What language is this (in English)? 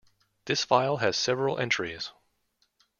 English